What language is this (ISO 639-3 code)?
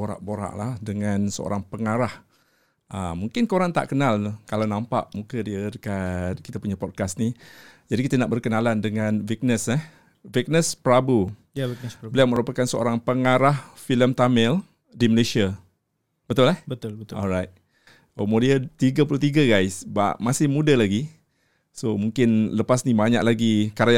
msa